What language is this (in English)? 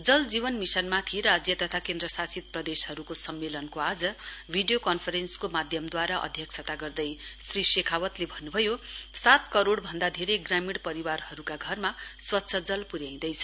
Nepali